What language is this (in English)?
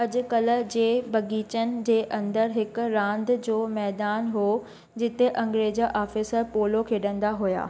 Sindhi